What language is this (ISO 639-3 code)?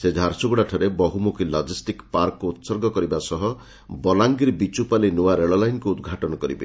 ori